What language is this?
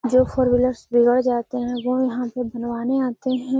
Magahi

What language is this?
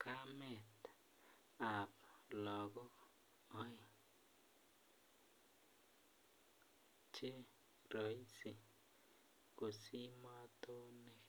Kalenjin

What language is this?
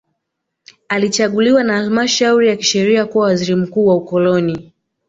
Swahili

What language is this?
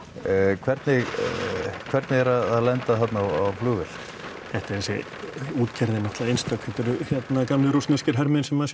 Icelandic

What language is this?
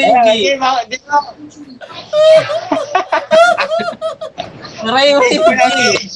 Filipino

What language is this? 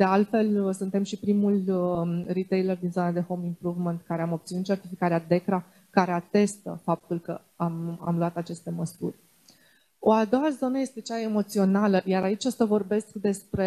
Romanian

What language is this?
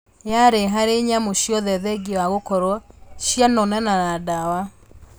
Kikuyu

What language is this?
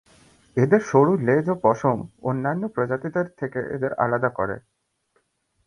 Bangla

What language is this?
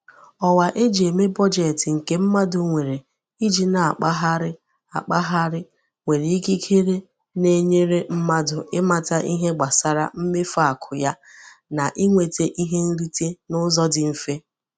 Igbo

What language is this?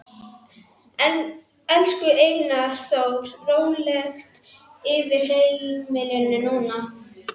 Icelandic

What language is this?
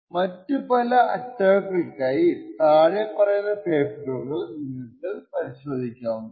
Malayalam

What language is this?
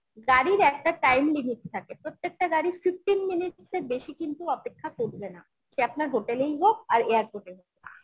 Bangla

